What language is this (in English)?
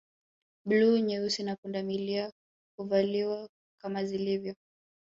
Swahili